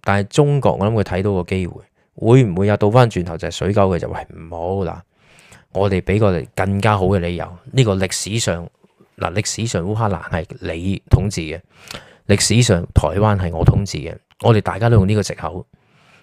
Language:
Chinese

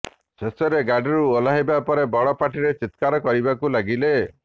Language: Odia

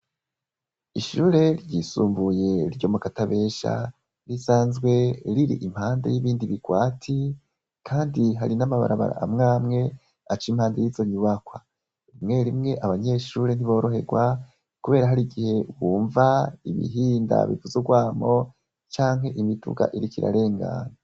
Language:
Rundi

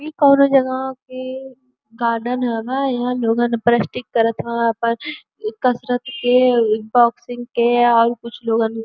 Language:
Bhojpuri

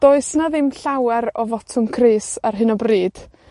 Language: Welsh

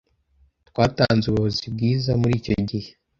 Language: Kinyarwanda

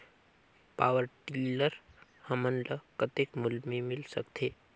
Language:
Chhattisgarhi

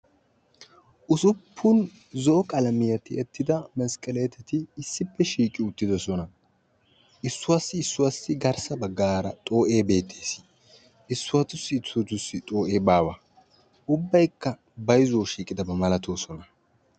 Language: Wolaytta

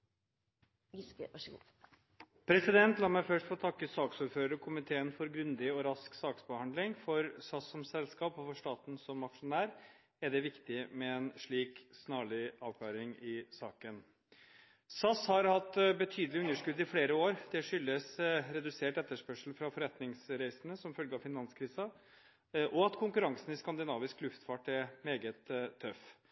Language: Norwegian Bokmål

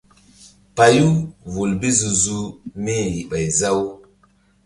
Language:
Mbum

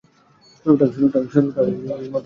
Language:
Bangla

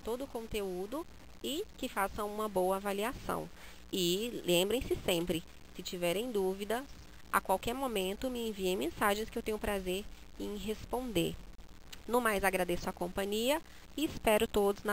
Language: Portuguese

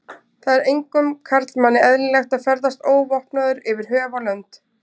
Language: Icelandic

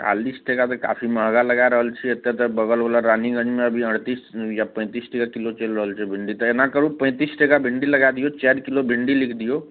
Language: Maithili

